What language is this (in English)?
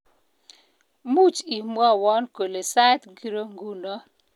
Kalenjin